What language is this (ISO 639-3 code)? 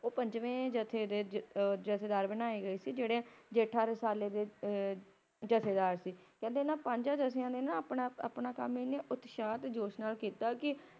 pan